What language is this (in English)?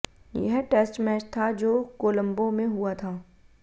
Hindi